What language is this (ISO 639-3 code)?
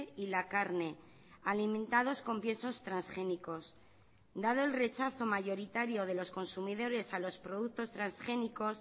spa